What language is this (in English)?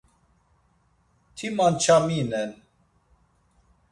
Laz